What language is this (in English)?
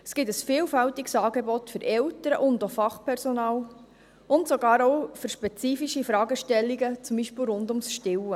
Swiss German